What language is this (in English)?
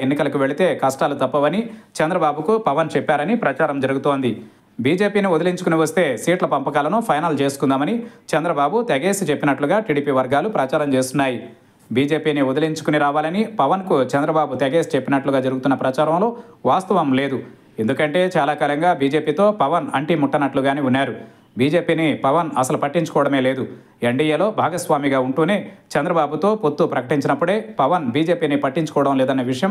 Telugu